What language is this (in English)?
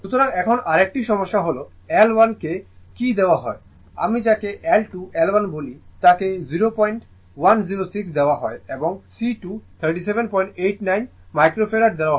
Bangla